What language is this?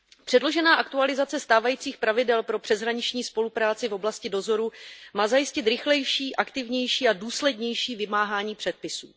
Czech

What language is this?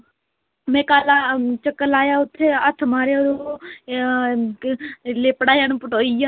Dogri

